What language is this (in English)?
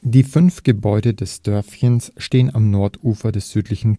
German